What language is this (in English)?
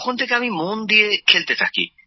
Bangla